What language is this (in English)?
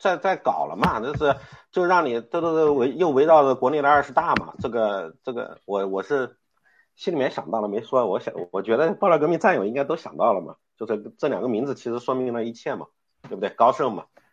Chinese